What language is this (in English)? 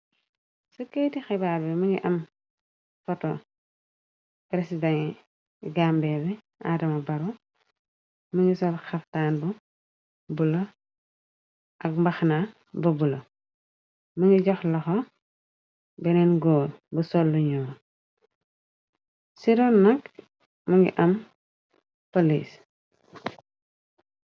Wolof